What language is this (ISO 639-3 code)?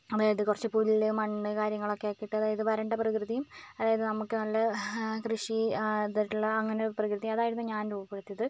mal